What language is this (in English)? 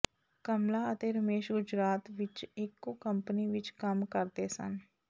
Punjabi